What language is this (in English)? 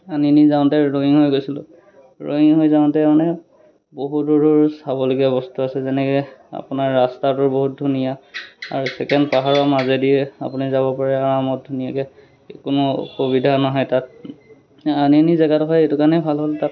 Assamese